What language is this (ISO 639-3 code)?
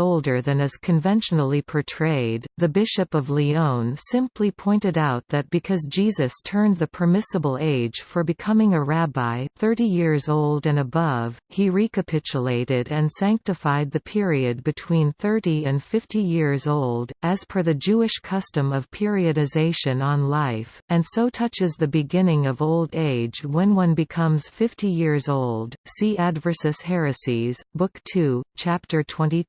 eng